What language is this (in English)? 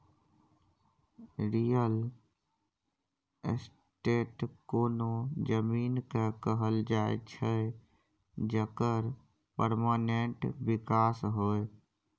Maithili